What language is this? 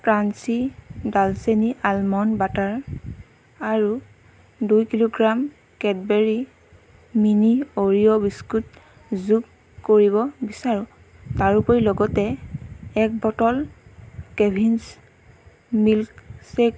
Assamese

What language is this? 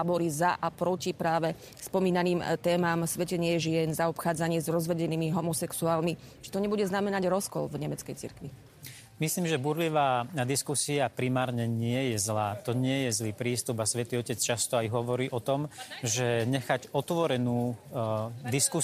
Slovak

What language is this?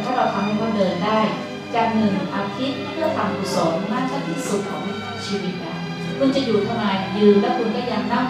Thai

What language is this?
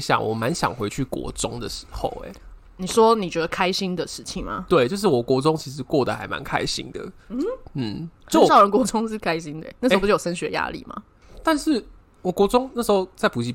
Chinese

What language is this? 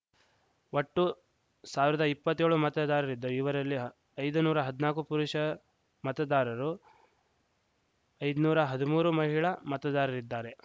Kannada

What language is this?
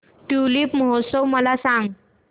Marathi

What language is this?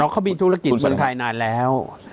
Thai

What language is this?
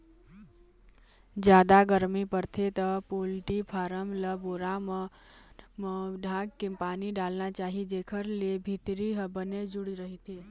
Chhattisgarhi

